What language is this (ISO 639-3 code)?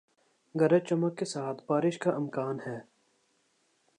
urd